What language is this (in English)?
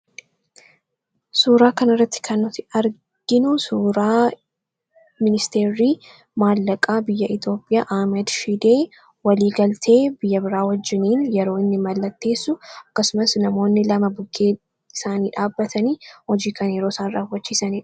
Oromo